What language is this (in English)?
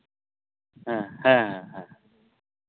Santali